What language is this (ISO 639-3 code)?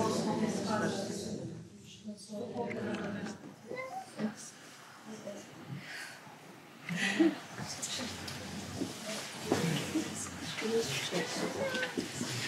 slk